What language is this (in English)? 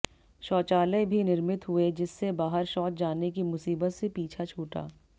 Hindi